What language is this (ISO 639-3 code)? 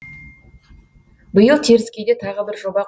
kaz